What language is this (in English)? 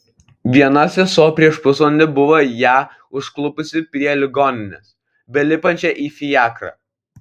Lithuanian